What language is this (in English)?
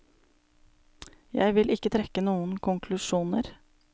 Norwegian